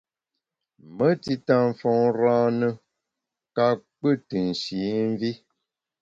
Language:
Bamun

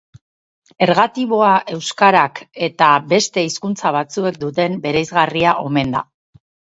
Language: Basque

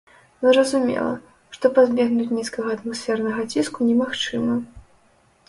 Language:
Belarusian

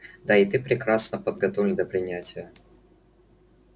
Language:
Russian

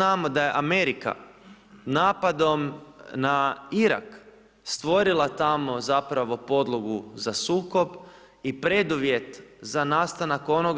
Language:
Croatian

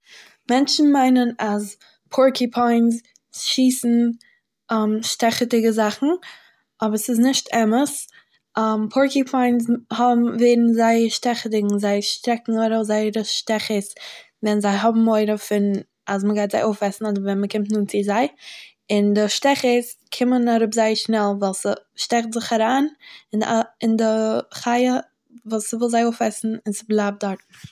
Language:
Yiddish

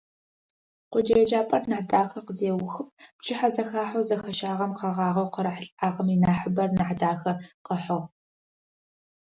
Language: Adyghe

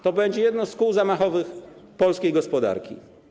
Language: Polish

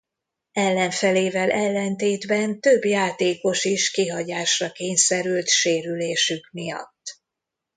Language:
Hungarian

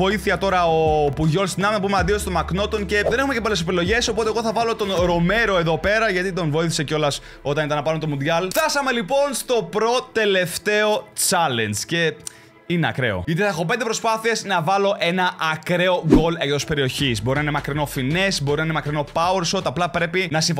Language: Greek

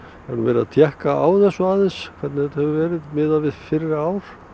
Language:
Icelandic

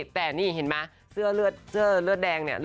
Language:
Thai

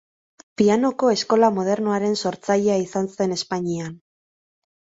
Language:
Basque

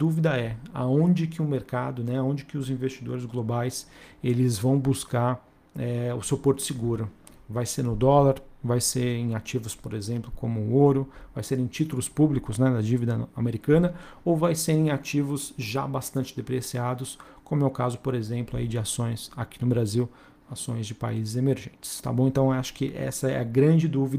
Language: Portuguese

